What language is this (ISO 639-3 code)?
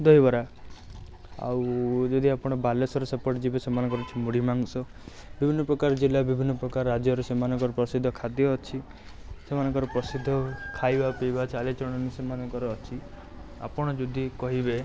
ori